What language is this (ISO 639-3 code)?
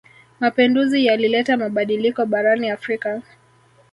swa